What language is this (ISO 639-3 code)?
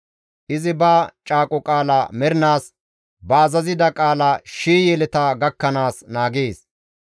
gmv